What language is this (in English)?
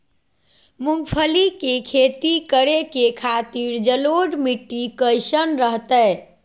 Magahi